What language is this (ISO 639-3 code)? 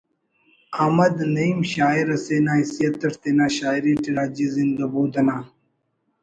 brh